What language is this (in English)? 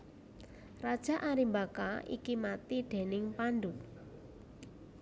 Javanese